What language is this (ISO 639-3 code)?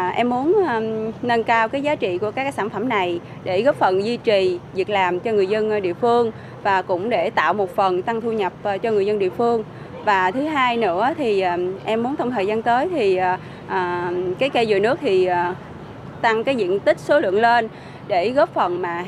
vie